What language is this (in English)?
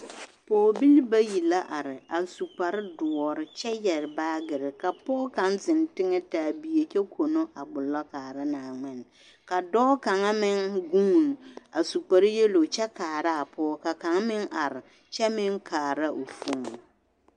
Southern Dagaare